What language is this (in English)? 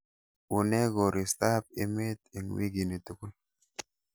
Kalenjin